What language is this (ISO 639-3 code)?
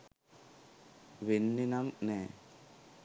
sin